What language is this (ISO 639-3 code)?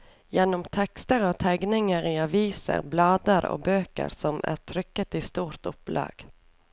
nor